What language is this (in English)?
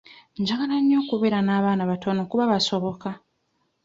Ganda